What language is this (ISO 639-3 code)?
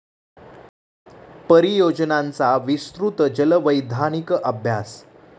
mar